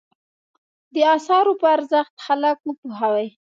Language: Pashto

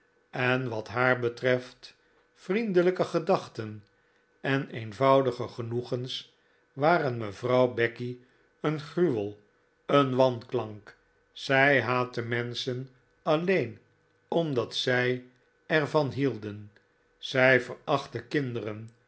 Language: Dutch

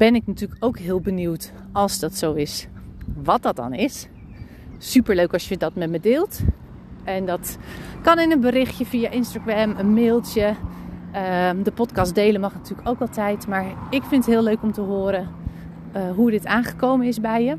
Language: Dutch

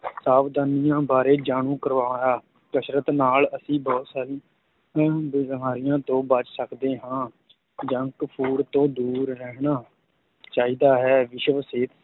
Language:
Punjabi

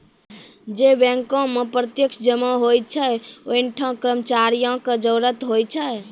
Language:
Maithili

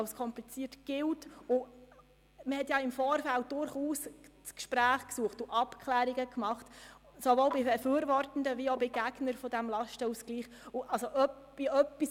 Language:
Swiss German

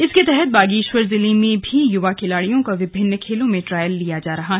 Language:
Hindi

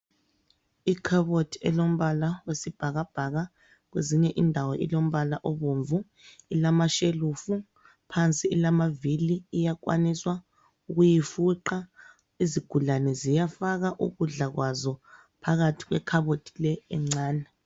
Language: North Ndebele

